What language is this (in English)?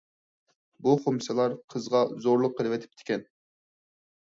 Uyghur